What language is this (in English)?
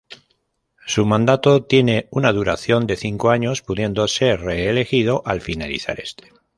Spanish